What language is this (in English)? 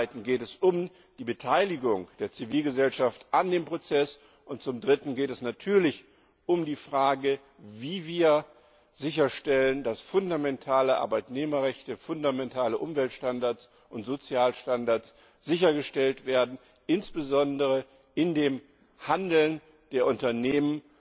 German